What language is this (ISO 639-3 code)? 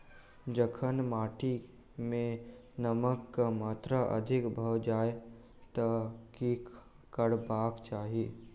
mai